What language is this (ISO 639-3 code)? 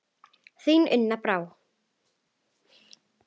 isl